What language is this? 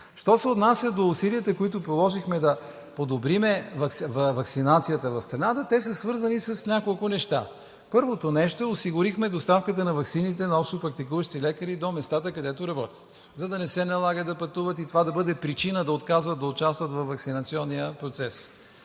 Bulgarian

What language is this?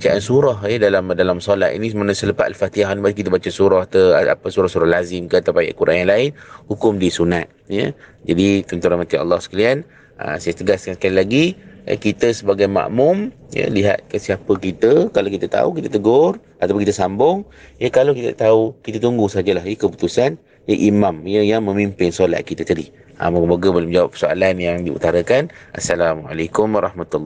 Malay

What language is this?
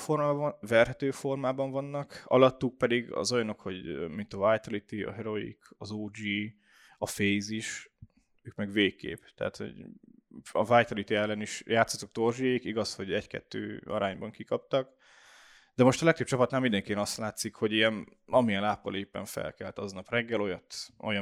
Hungarian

